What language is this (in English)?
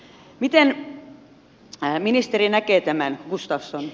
Finnish